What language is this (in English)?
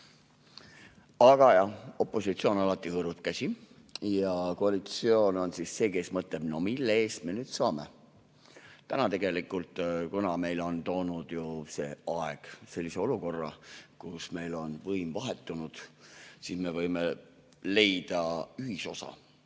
Estonian